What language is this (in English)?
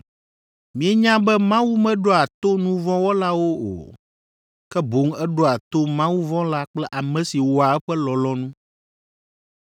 Ewe